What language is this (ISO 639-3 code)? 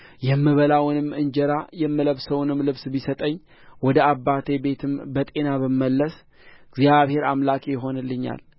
amh